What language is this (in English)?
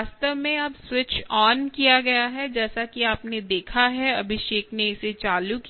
Hindi